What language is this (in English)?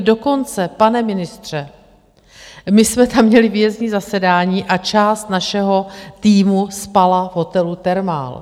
Czech